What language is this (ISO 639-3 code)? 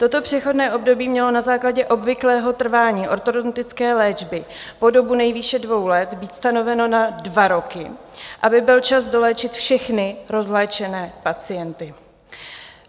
ces